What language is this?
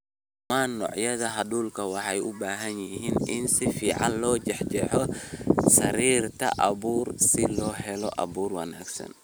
Somali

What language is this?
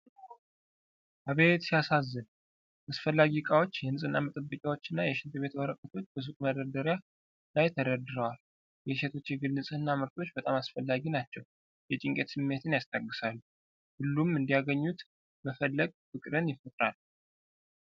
Amharic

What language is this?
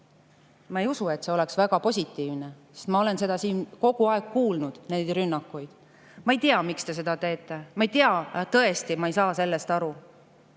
Estonian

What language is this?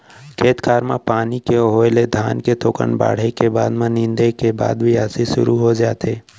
Chhattisgarhi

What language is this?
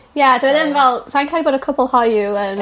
Welsh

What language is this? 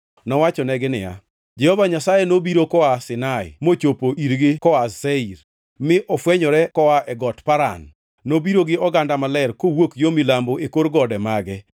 Luo (Kenya and Tanzania)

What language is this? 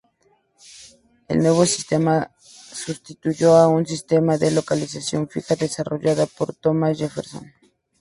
Spanish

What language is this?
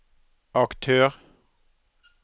Norwegian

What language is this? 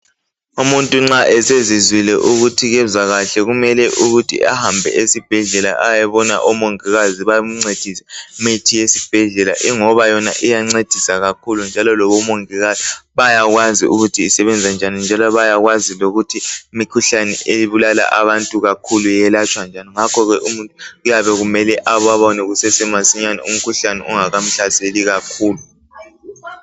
North Ndebele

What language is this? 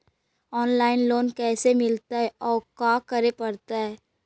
Magahi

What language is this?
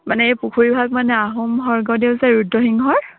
Assamese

